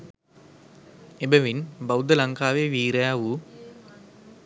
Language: Sinhala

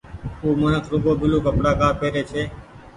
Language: Goaria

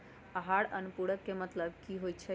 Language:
Magahi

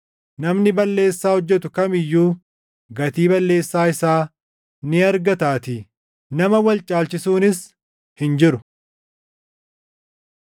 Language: Oromo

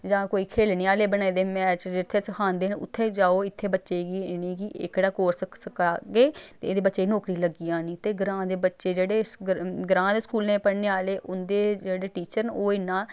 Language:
Dogri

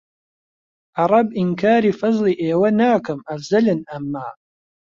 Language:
Central Kurdish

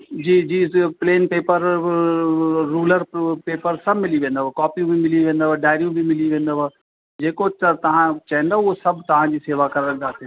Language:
Sindhi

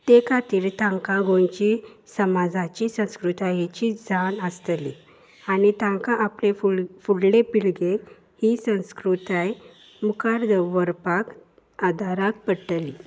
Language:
Konkani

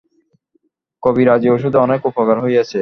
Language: Bangla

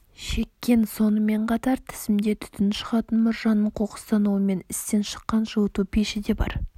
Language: Kazakh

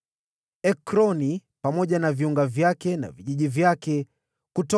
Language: Swahili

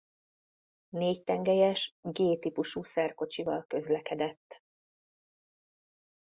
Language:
Hungarian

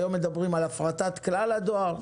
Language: Hebrew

